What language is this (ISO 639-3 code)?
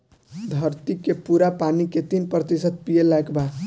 bho